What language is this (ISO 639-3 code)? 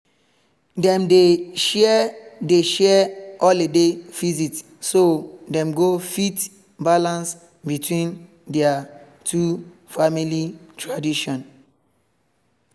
pcm